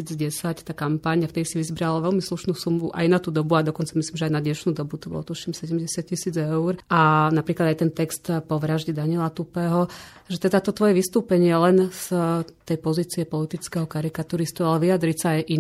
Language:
Slovak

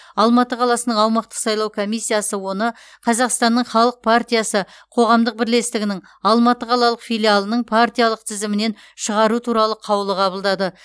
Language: Kazakh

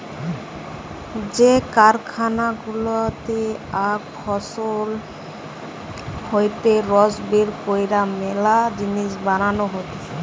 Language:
Bangla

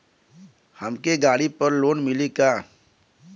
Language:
Bhojpuri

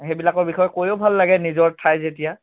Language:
Assamese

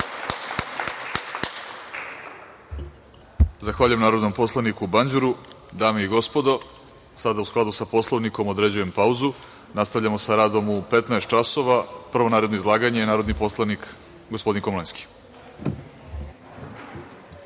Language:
Serbian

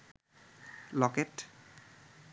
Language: Bangla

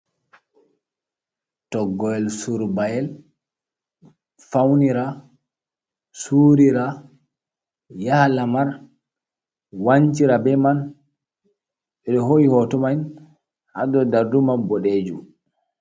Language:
Fula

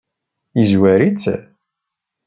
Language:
Kabyle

